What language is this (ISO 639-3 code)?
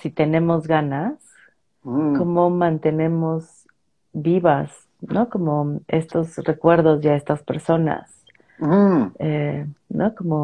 spa